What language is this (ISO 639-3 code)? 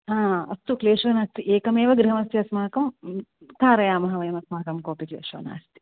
san